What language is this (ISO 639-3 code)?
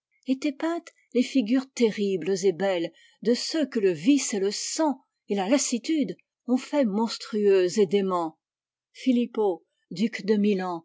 fra